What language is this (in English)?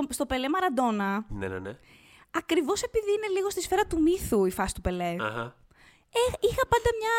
Greek